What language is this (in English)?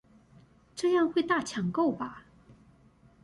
Chinese